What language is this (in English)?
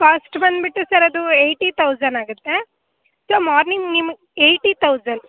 Kannada